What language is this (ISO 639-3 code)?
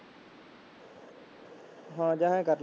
pan